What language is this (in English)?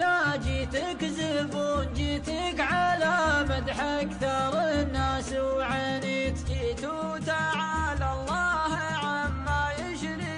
Arabic